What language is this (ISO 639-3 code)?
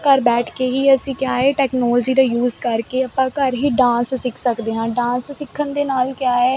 pan